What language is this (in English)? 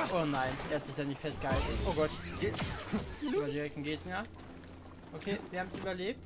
German